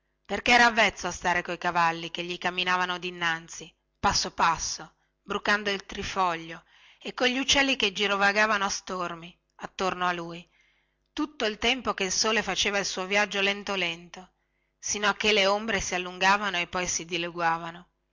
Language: Italian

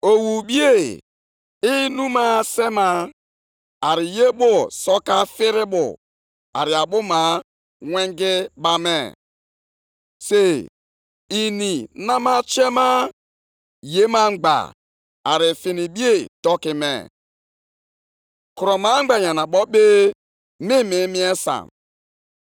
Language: Igbo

